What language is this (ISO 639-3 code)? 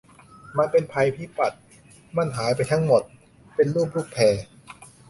tha